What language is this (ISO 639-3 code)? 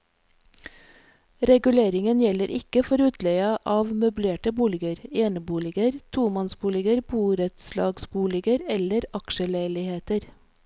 nor